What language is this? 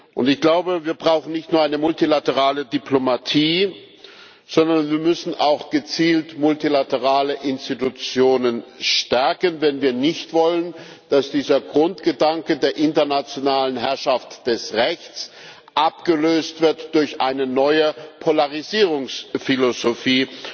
German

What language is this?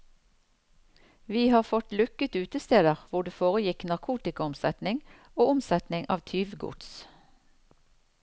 Norwegian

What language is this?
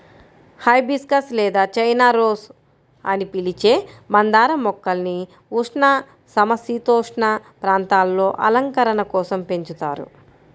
Telugu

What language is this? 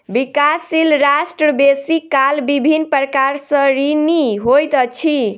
Maithili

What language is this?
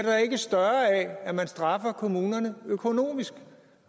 Danish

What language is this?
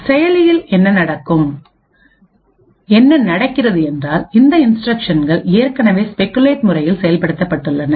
Tamil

